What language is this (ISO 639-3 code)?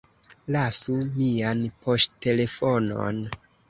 epo